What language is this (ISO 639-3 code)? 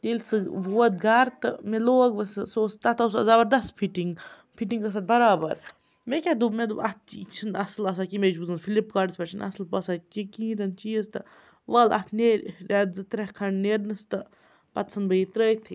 kas